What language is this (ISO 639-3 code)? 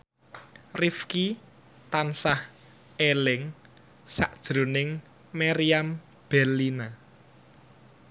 jav